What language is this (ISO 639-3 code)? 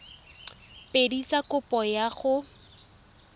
tsn